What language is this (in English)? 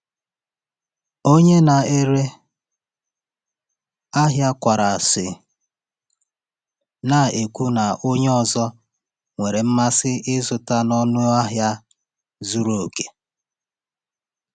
Igbo